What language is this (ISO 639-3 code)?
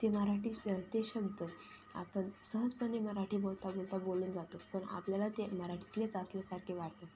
mar